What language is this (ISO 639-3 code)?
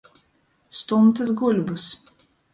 ltg